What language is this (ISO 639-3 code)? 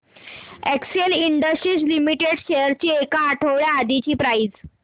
mar